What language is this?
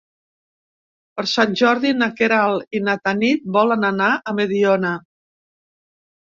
Catalan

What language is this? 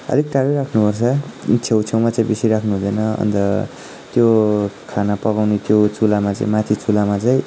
Nepali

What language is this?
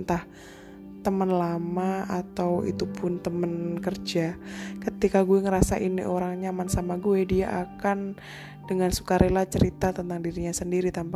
Indonesian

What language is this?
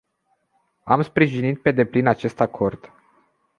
Romanian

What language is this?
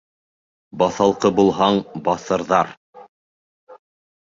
Bashkir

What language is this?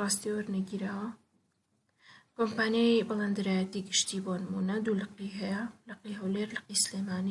Kurdish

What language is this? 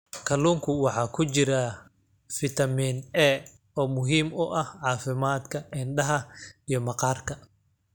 Somali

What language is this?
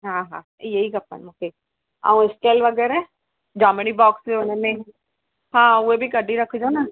Sindhi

